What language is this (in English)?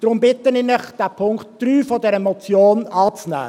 Swiss German